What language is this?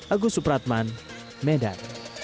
Indonesian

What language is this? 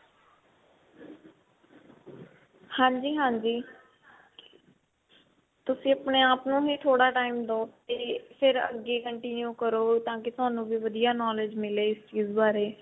Punjabi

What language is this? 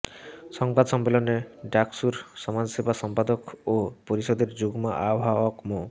Bangla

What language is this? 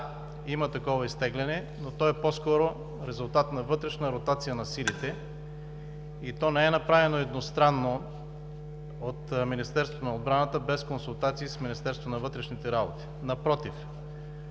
Bulgarian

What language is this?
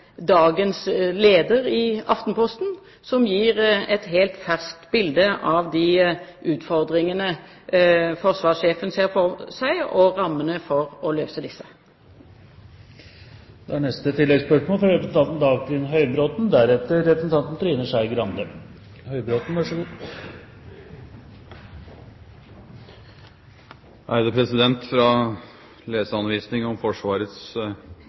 Norwegian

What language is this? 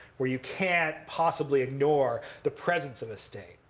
English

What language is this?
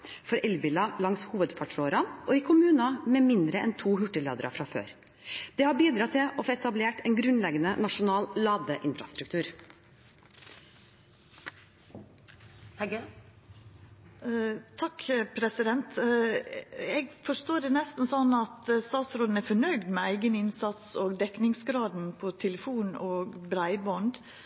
Norwegian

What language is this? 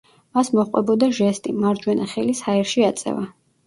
Georgian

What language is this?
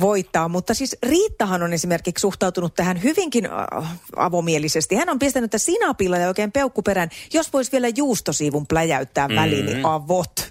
Finnish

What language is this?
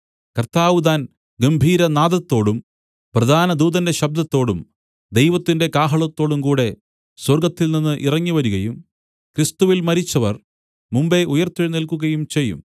Malayalam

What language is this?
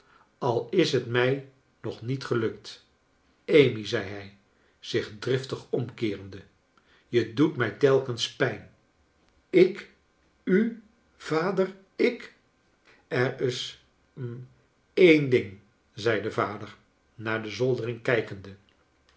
Dutch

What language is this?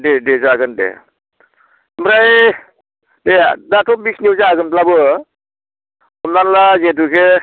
Bodo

